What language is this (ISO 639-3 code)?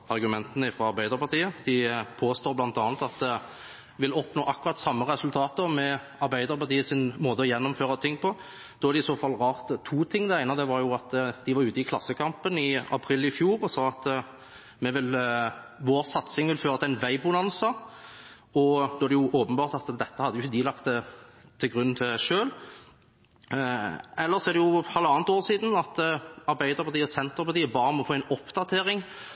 nob